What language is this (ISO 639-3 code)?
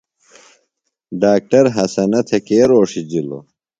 phl